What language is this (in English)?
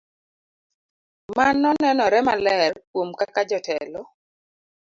Luo (Kenya and Tanzania)